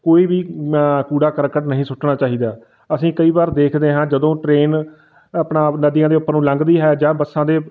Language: Punjabi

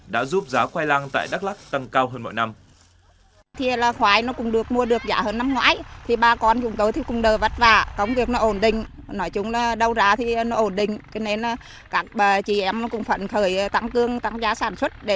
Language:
Vietnamese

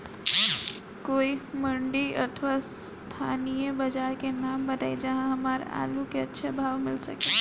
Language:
Bhojpuri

